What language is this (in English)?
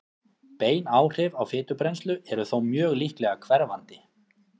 Icelandic